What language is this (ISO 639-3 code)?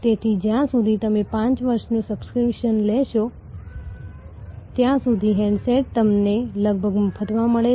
guj